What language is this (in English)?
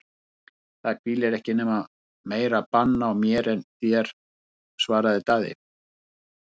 Icelandic